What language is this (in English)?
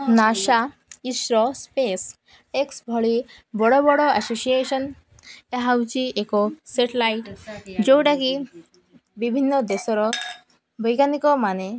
Odia